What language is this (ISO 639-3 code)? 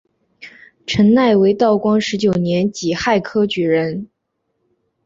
zho